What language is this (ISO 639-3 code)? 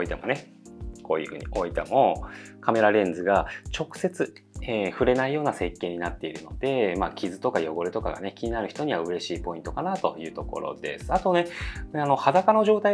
jpn